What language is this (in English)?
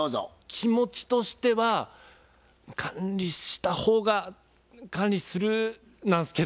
Japanese